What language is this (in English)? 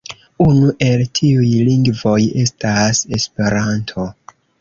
Esperanto